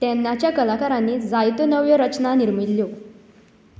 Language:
Konkani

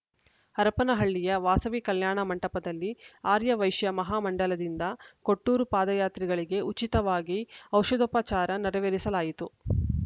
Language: Kannada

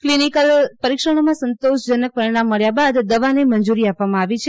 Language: Gujarati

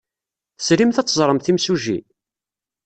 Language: Kabyle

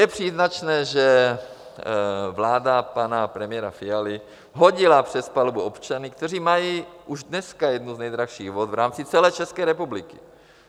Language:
Czech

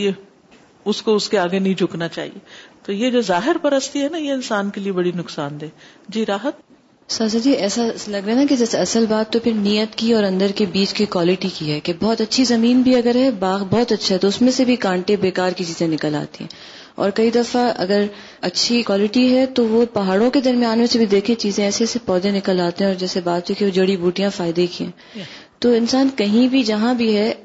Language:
Urdu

